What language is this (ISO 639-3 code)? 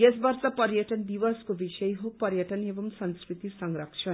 nep